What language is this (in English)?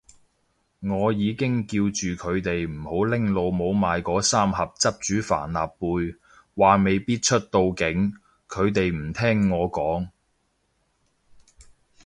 Cantonese